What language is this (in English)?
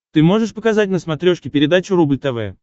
Russian